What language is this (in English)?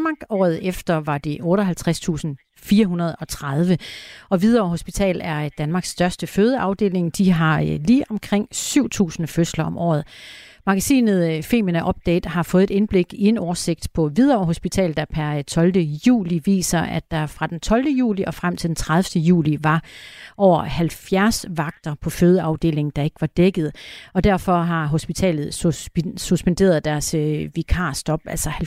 Danish